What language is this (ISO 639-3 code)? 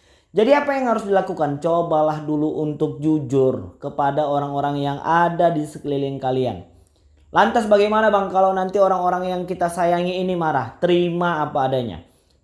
ind